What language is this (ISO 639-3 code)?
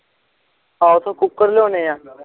pan